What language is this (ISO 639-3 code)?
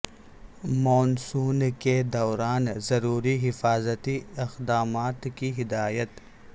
urd